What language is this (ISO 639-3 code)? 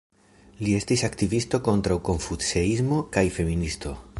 epo